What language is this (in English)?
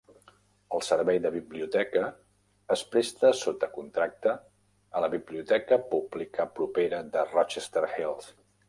Catalan